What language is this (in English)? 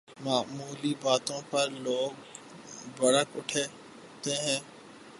Urdu